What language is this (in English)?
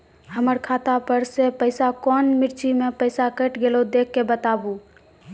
Maithili